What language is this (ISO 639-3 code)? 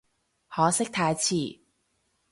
yue